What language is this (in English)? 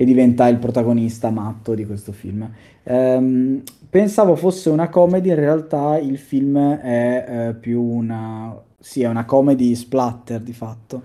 Italian